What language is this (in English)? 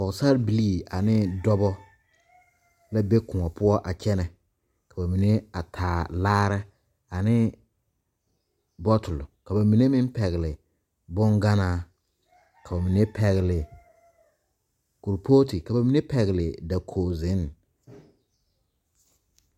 Southern Dagaare